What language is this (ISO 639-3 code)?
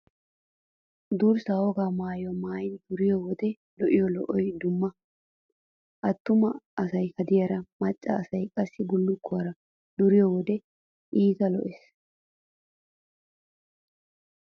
wal